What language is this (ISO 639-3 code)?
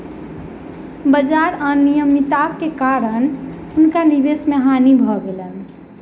mai